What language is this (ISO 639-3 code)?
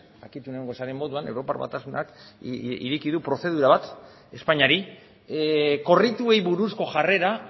eus